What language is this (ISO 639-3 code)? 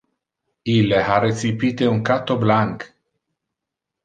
ina